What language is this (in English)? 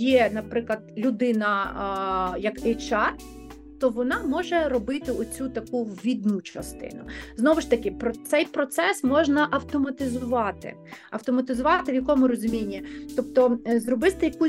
Ukrainian